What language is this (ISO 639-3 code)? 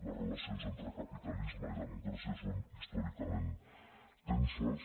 cat